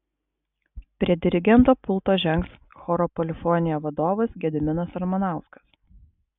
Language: Lithuanian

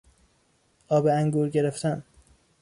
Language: Persian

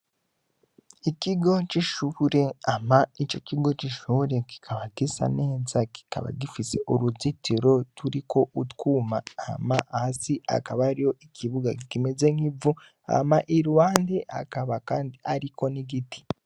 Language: Rundi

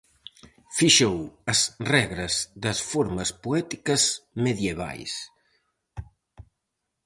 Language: Galician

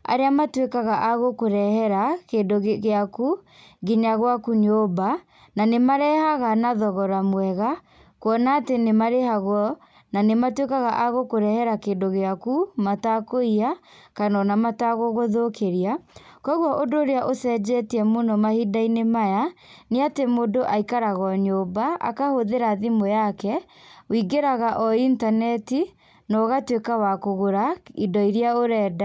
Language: Kikuyu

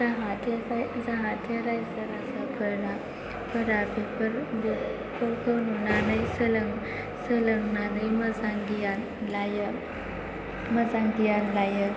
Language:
Bodo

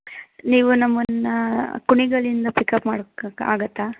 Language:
Kannada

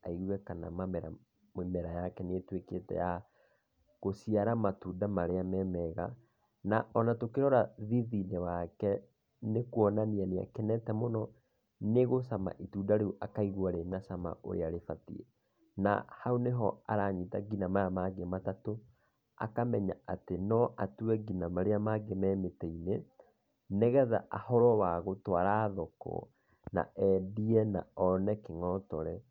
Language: Kikuyu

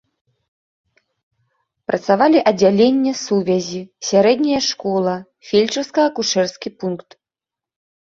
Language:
Belarusian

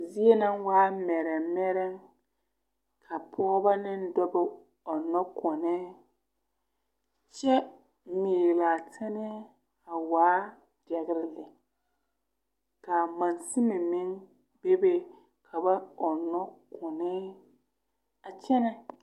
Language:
Southern Dagaare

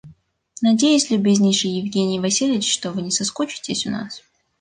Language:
Russian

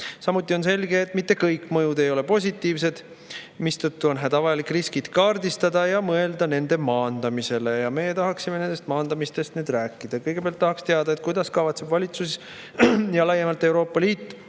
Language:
Estonian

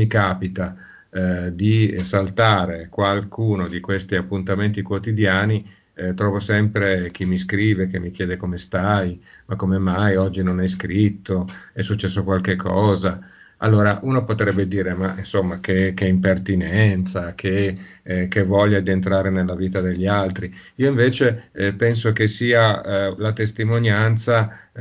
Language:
Italian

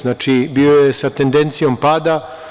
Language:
Serbian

